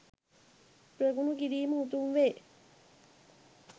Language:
Sinhala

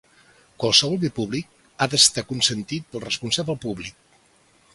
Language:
Catalan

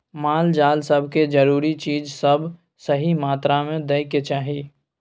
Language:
Maithili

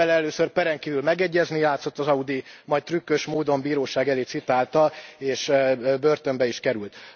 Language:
Hungarian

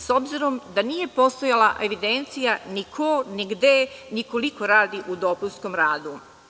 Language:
Serbian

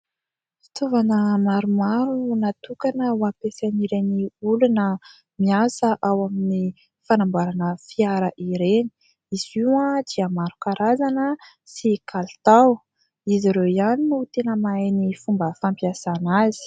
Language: Malagasy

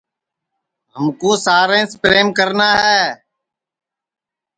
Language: Sansi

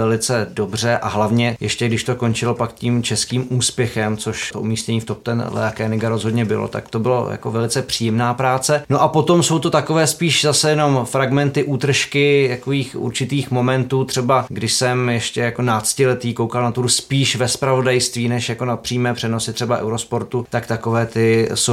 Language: Czech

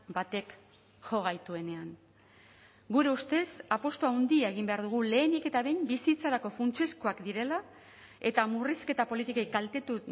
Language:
Basque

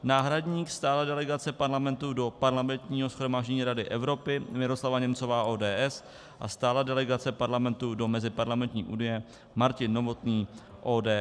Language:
Czech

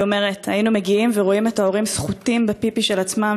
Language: Hebrew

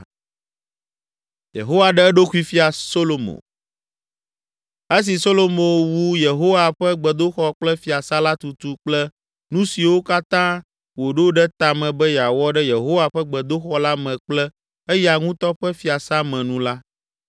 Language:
Ewe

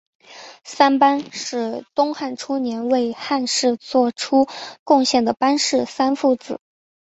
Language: Chinese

